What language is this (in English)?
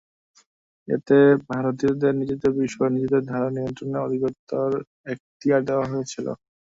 Bangla